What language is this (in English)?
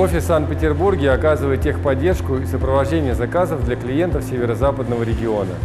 Russian